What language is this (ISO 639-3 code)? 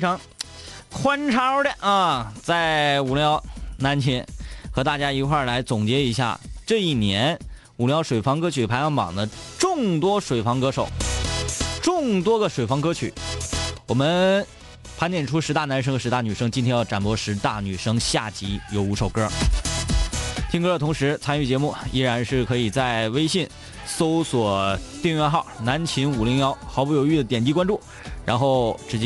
zho